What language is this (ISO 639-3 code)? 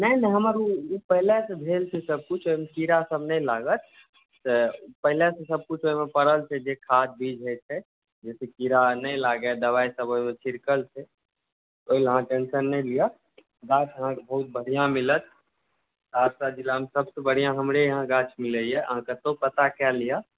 mai